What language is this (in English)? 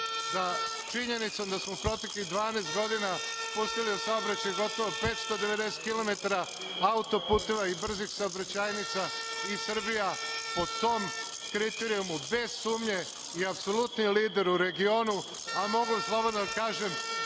Serbian